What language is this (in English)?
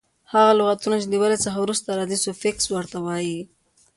Pashto